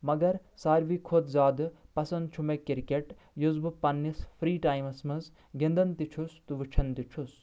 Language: Kashmiri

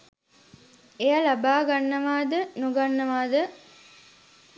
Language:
Sinhala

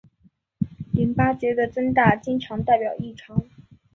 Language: Chinese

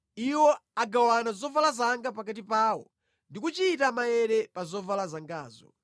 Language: Nyanja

